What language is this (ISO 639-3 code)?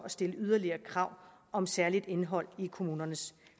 dan